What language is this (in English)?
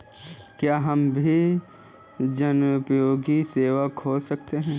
Hindi